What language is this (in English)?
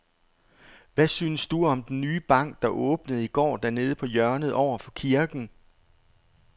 Danish